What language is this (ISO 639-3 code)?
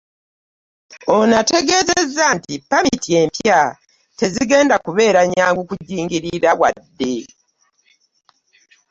lug